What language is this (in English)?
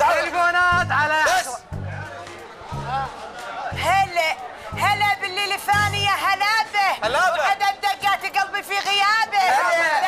Arabic